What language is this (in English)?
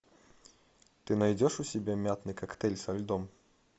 Russian